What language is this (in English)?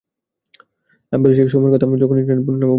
Bangla